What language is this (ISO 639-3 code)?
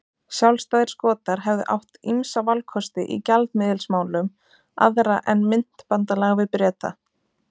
isl